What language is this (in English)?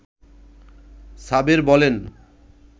Bangla